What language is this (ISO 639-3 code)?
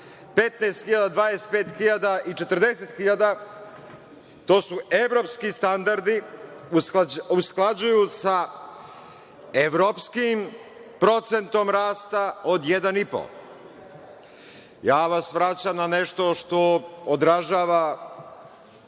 srp